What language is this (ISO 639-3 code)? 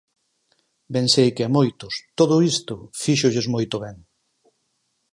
glg